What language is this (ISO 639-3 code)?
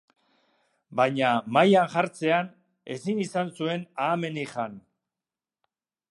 eus